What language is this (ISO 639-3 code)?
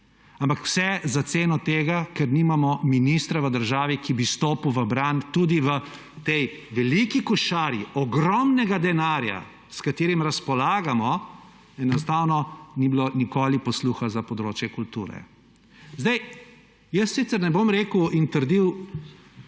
slv